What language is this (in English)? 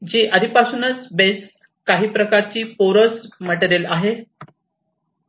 Marathi